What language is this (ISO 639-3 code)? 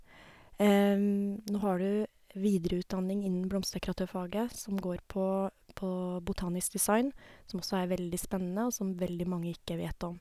nor